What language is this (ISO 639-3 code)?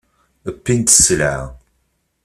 kab